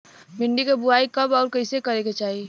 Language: Bhojpuri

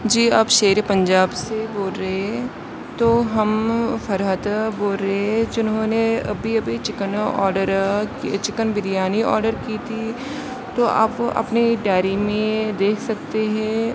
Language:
Urdu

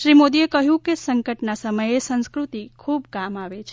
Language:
Gujarati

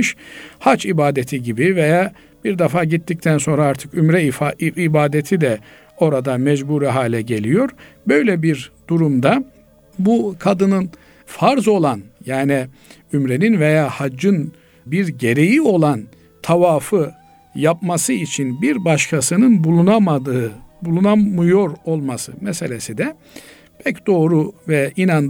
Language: Turkish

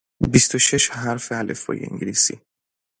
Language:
Persian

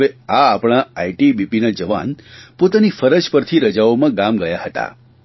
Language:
Gujarati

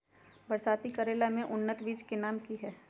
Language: Magahi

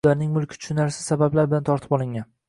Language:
Uzbek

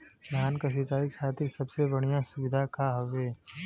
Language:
Bhojpuri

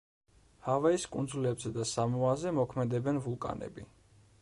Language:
Georgian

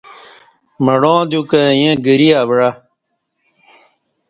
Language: Kati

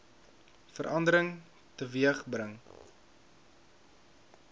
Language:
Afrikaans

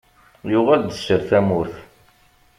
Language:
Kabyle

